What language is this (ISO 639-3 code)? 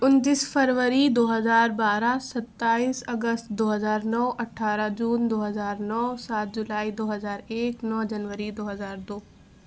urd